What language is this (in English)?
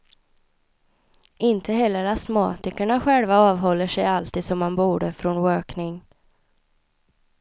Swedish